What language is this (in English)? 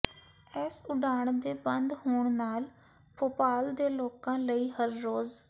Punjabi